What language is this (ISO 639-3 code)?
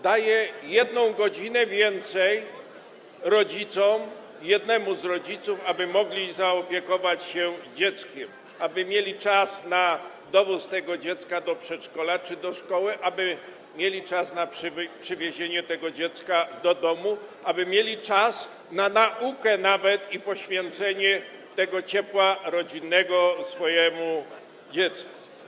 pol